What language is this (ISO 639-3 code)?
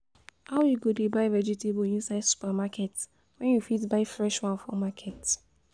pcm